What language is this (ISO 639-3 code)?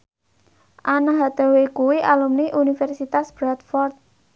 jav